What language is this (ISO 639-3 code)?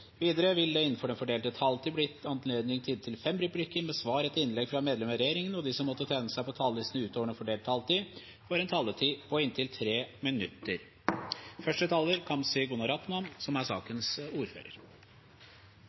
nob